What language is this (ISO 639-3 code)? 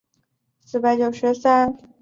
zho